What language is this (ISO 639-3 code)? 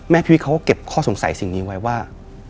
tha